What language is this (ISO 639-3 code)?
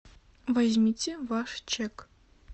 rus